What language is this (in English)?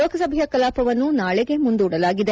Kannada